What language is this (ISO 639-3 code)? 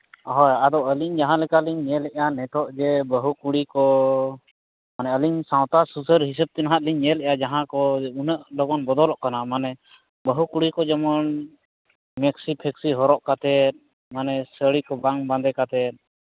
sat